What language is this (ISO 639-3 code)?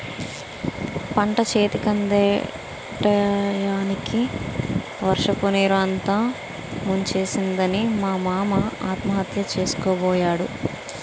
tel